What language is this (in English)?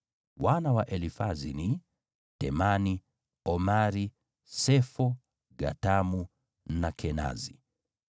Swahili